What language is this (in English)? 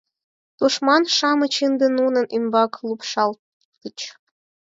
Mari